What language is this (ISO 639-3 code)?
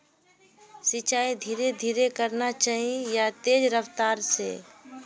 mag